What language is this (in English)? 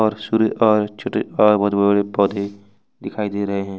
Hindi